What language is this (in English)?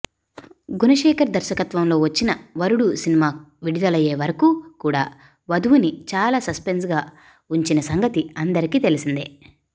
Telugu